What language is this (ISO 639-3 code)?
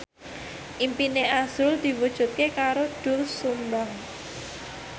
jav